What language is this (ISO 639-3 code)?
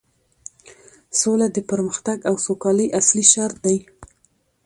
pus